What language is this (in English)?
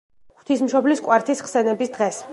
Georgian